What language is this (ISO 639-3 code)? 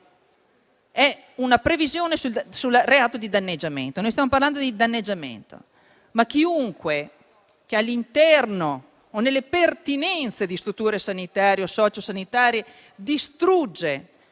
ita